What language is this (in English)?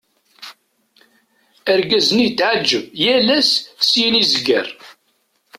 Kabyle